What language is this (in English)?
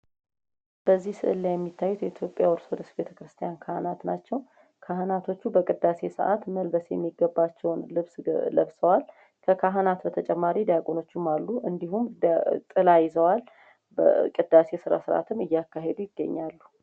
Amharic